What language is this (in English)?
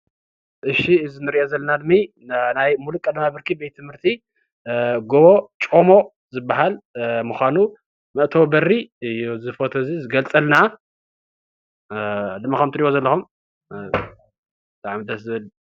Tigrinya